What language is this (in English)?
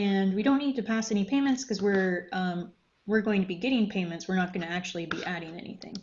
English